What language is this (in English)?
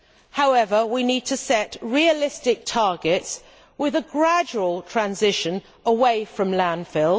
English